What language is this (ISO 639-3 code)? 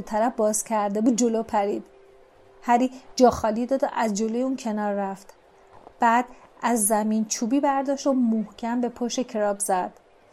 fas